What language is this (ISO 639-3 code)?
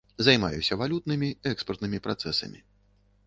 bel